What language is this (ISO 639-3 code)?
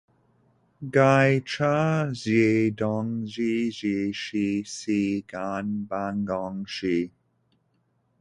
zho